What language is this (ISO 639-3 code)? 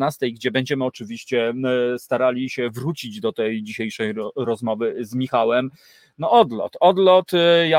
pol